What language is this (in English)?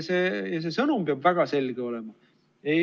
Estonian